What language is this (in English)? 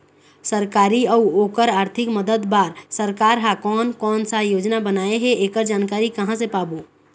Chhattisgarhi